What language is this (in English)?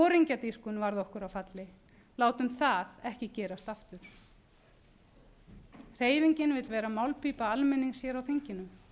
Icelandic